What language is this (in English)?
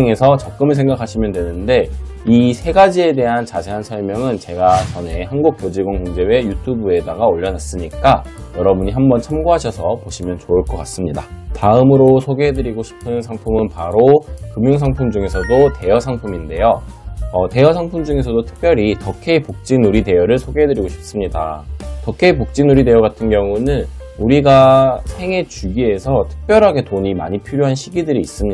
Korean